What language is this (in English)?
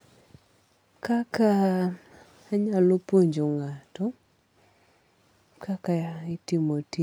Luo (Kenya and Tanzania)